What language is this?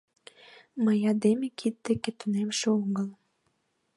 Mari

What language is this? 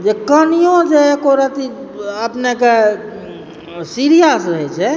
Maithili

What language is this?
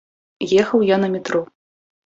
Belarusian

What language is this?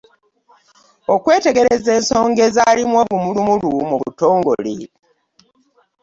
Ganda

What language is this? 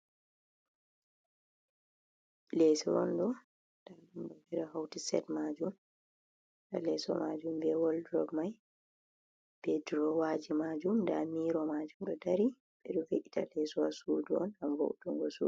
Fula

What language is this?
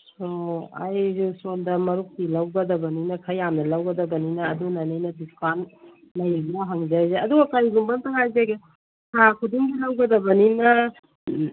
Manipuri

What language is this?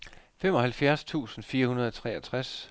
Danish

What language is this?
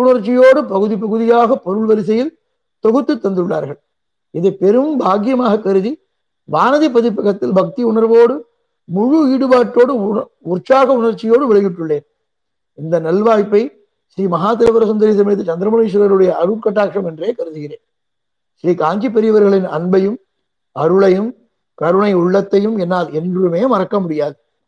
Tamil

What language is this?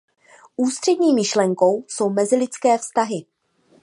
Czech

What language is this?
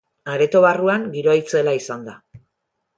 Basque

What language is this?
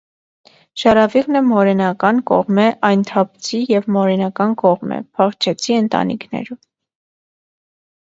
Armenian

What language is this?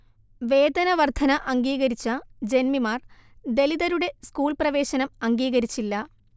Malayalam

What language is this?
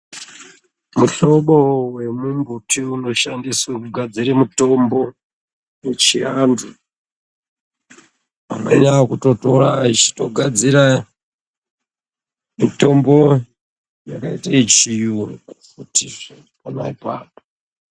Ndau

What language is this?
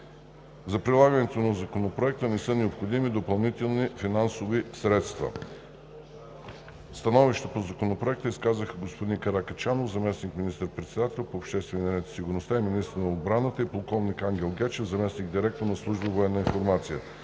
Bulgarian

